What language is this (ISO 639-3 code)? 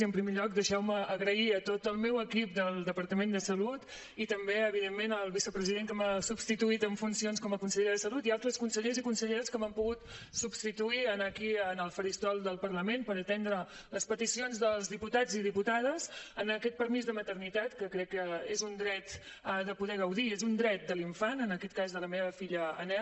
cat